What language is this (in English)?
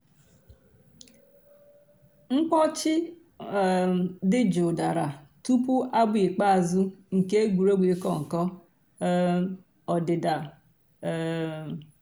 Igbo